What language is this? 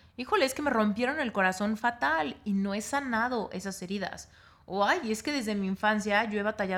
Spanish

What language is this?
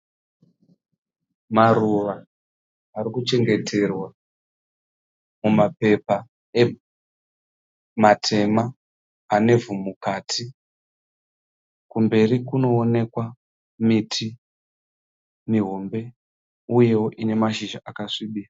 Shona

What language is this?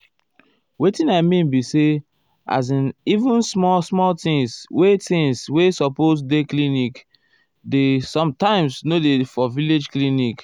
Nigerian Pidgin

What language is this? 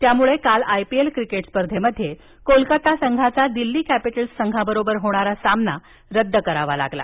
Marathi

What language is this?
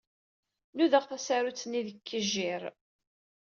Kabyle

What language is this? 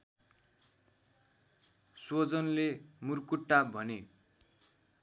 Nepali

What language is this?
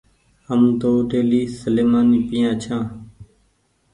Goaria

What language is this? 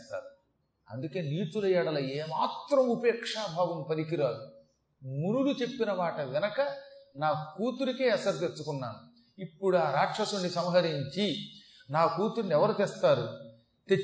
Telugu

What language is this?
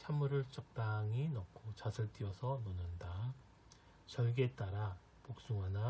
Korean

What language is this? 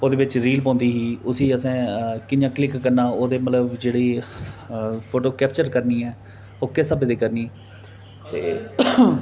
Dogri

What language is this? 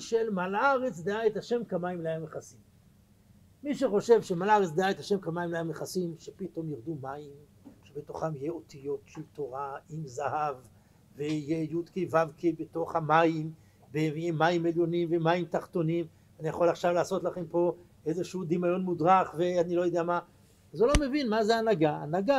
Hebrew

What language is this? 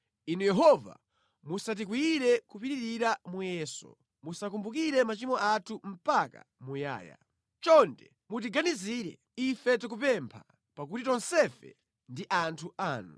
Nyanja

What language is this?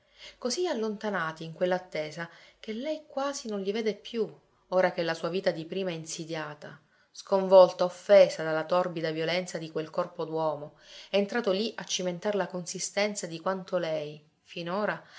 Italian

